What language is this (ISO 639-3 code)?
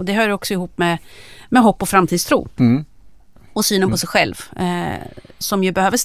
swe